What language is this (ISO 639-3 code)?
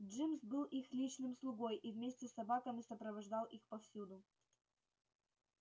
rus